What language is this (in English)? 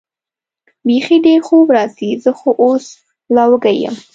Pashto